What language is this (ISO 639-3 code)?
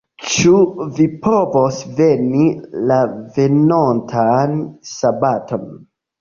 epo